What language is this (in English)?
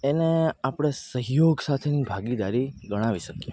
Gujarati